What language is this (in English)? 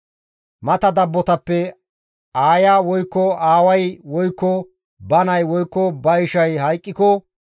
Gamo